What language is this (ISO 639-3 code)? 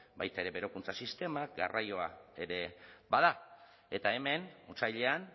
eus